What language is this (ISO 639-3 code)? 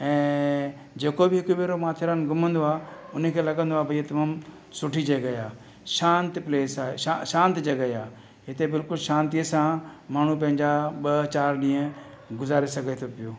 snd